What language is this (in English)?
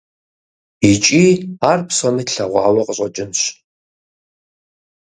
Kabardian